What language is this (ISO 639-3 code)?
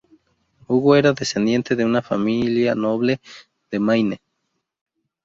spa